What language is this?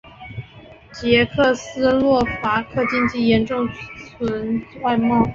Chinese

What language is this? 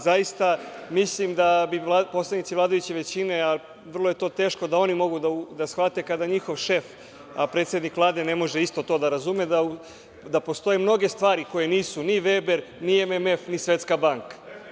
Serbian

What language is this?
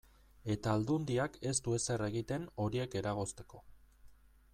Basque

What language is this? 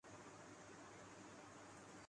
Urdu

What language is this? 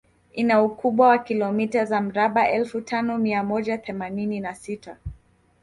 Swahili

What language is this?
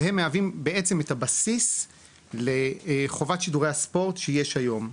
Hebrew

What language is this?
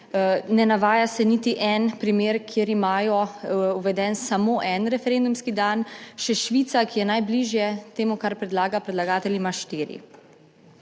Slovenian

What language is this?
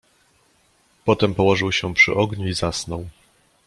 Polish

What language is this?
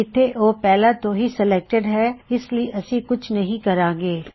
Punjabi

